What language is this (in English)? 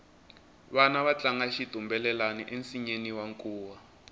Tsonga